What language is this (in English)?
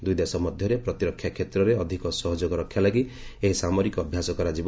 Odia